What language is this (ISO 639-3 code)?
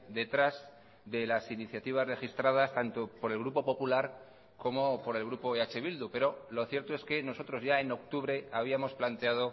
spa